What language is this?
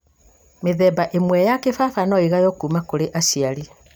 Kikuyu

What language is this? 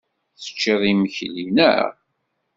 Kabyle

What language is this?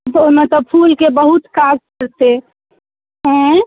Maithili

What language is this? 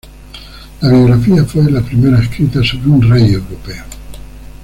Spanish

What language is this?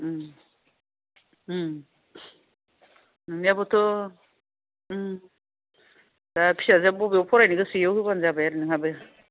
Bodo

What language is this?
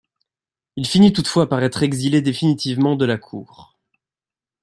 French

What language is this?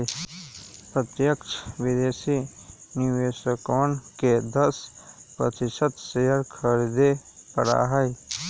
Magahi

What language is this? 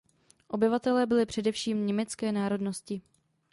Czech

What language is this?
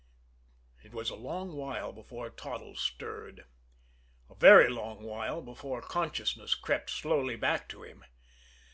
English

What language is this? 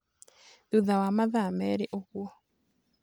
Kikuyu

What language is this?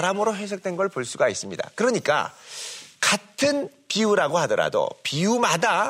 Korean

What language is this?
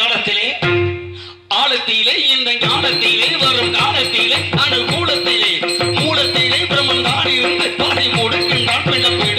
Arabic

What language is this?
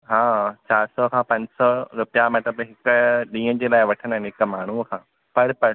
Sindhi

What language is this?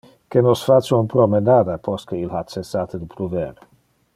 Interlingua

